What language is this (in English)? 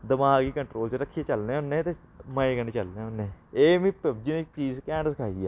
Dogri